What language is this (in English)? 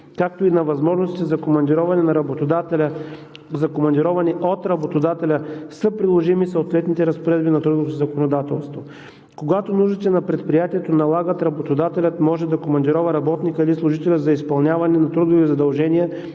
Bulgarian